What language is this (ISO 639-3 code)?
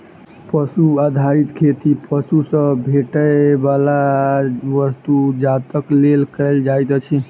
mai